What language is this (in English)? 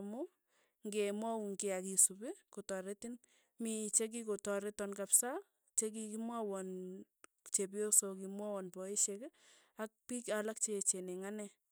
Tugen